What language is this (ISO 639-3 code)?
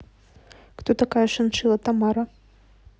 rus